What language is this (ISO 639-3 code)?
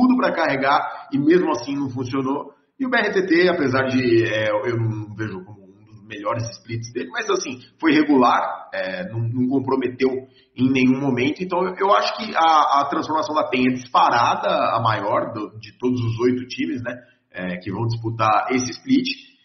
por